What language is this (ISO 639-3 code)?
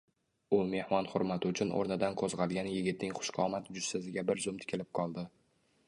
uzb